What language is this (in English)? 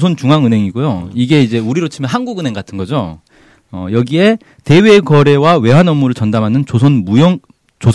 Korean